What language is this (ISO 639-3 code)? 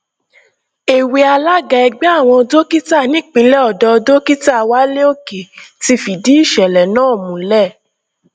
yor